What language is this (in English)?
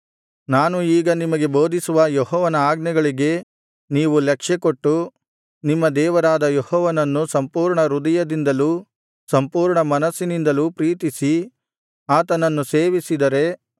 Kannada